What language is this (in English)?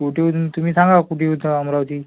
Marathi